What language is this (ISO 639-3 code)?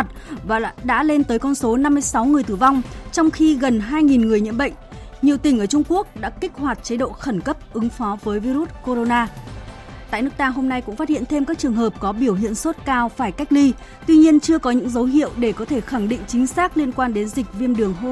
vie